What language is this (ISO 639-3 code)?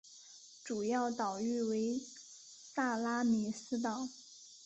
zho